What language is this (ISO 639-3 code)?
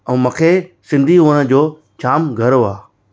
snd